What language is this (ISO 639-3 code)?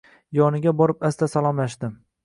uzb